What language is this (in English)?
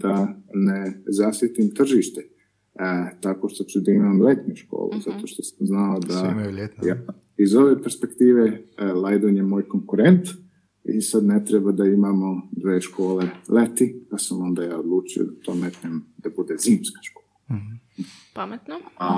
Croatian